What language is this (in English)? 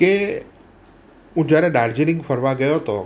Gujarati